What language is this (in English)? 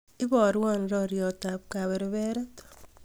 Kalenjin